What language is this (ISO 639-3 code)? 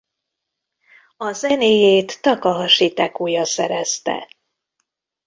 hun